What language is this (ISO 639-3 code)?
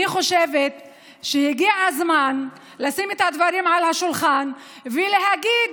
heb